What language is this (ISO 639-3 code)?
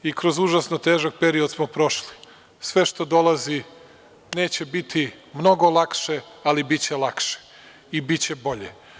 srp